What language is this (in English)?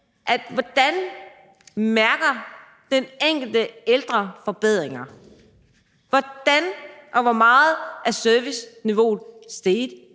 Danish